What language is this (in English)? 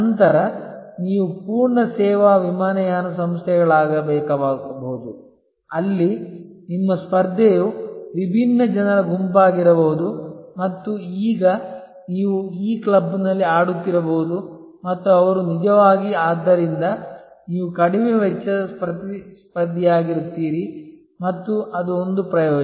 Kannada